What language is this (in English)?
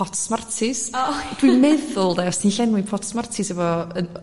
Welsh